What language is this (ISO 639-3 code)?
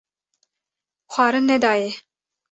kur